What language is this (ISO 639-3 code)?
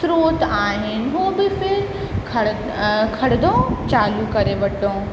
snd